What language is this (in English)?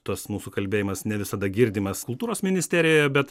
Lithuanian